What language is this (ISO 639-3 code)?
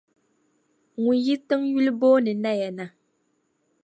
dag